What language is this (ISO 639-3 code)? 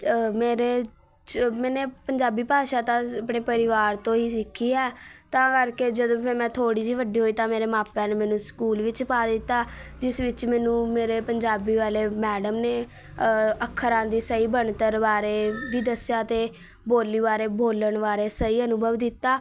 pan